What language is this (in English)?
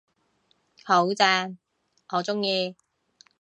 Cantonese